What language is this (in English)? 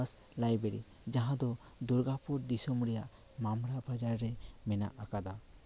Santali